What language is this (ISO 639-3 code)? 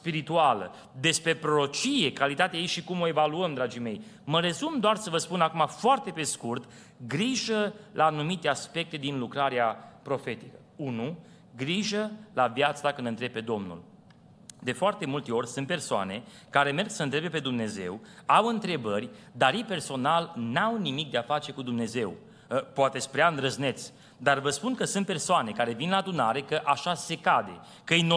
ron